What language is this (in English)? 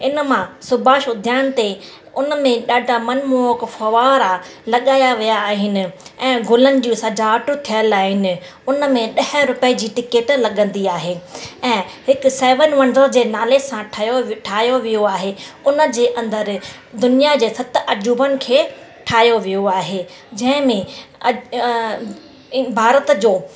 Sindhi